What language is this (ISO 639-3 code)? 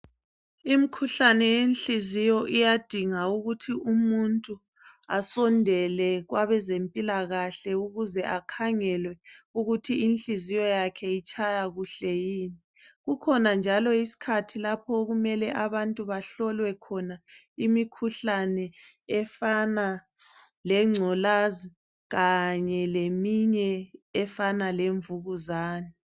nde